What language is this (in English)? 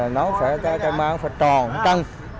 Vietnamese